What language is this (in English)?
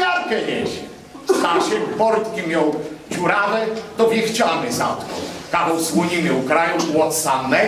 Polish